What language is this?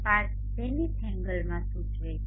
Gujarati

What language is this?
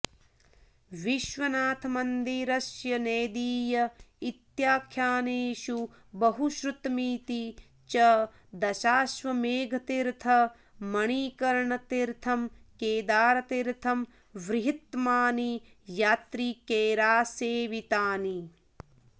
Sanskrit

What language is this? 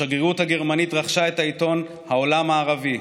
Hebrew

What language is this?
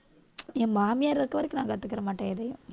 Tamil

